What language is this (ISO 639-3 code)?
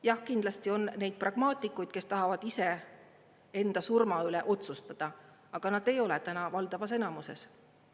est